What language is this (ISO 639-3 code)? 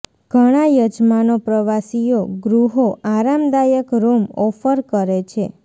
guj